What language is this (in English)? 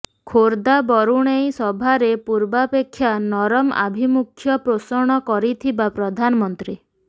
Odia